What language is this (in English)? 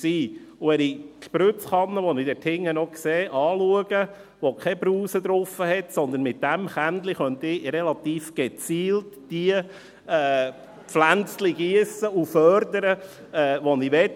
Swiss German